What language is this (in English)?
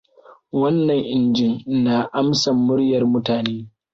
Hausa